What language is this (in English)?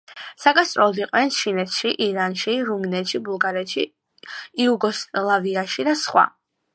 Georgian